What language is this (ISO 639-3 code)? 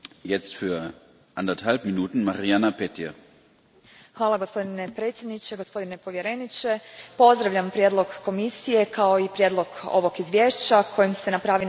hrv